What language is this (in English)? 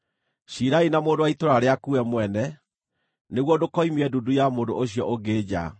Kikuyu